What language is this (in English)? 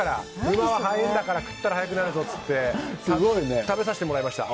Japanese